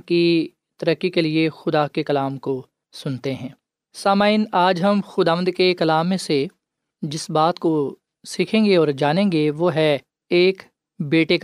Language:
Urdu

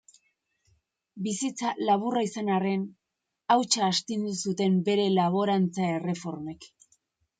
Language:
Basque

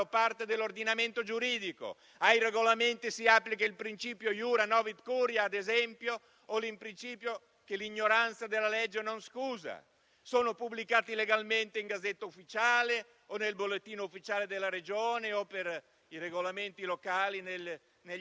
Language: Italian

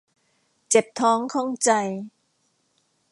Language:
Thai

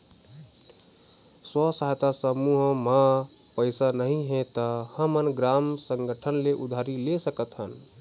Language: Chhattisgarhi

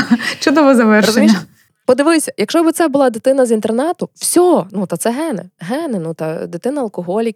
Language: Ukrainian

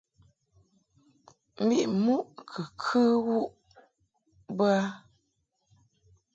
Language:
Mungaka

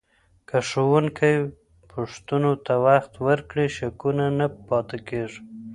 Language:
Pashto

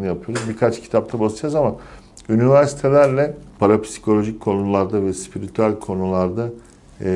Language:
Turkish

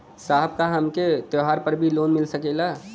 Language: Bhojpuri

